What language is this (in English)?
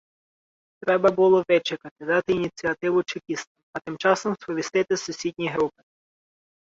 Ukrainian